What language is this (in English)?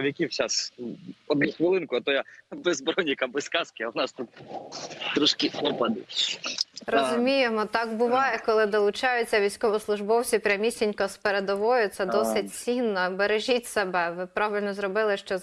Ukrainian